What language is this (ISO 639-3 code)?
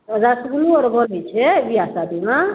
mai